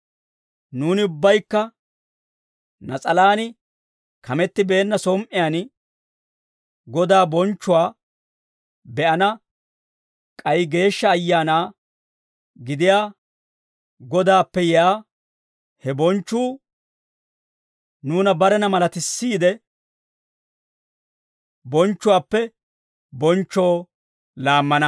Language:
Dawro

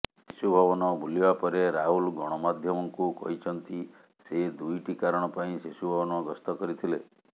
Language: Odia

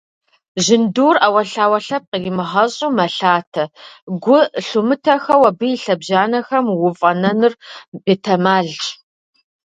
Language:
Kabardian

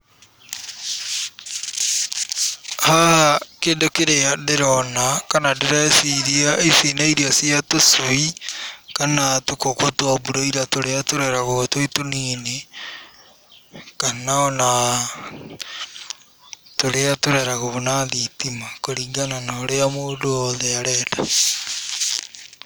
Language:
Kikuyu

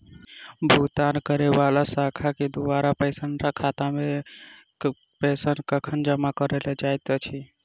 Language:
Maithili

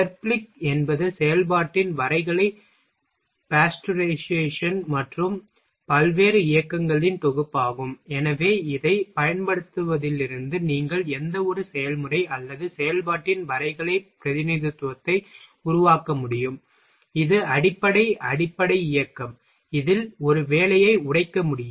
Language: Tamil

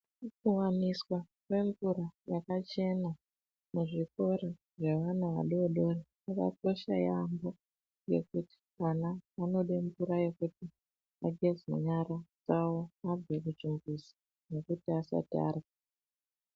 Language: Ndau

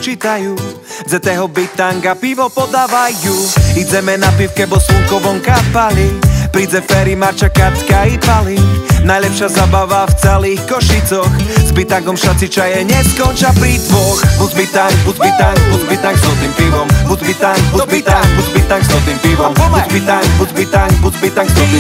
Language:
Slovak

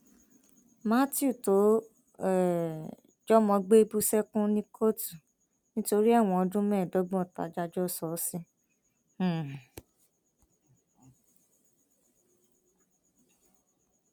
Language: Yoruba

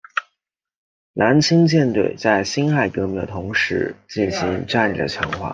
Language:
Chinese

